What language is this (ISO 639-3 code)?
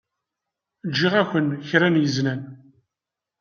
kab